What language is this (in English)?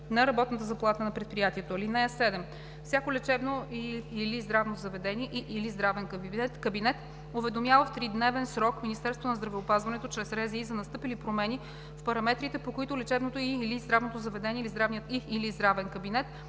Bulgarian